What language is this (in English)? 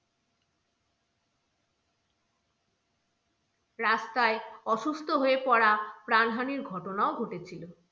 Bangla